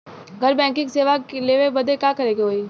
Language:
Bhojpuri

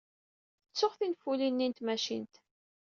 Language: Kabyle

